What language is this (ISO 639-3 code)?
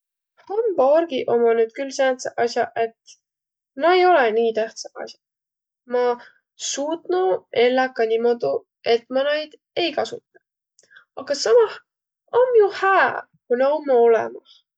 vro